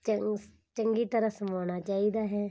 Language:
Punjabi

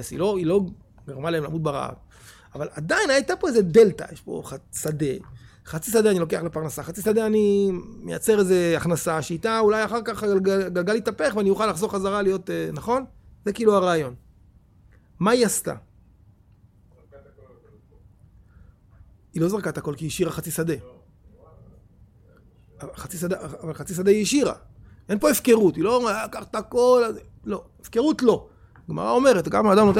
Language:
Hebrew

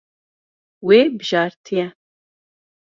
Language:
Kurdish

